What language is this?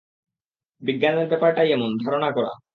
Bangla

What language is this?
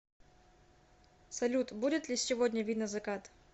Russian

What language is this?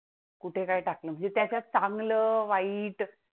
Marathi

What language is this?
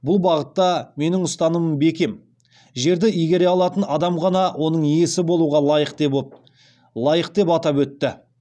Kazakh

